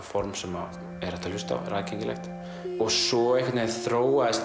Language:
Icelandic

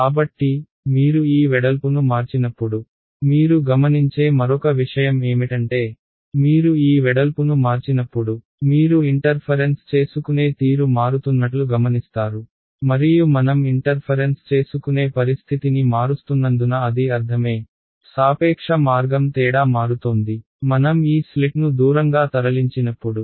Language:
Telugu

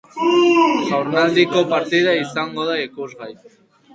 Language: Basque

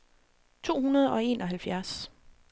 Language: Danish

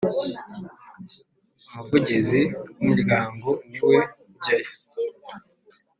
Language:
Kinyarwanda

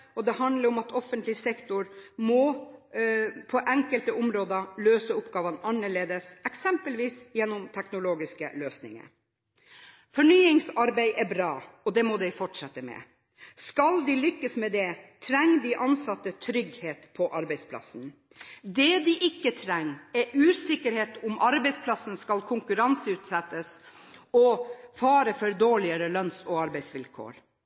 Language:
Norwegian Bokmål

